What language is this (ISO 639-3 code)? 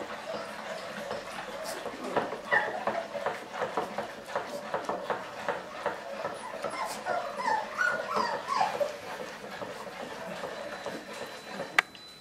ces